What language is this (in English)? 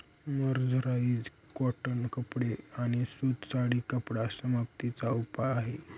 Marathi